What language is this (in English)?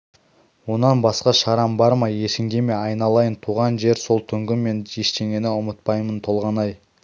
Kazakh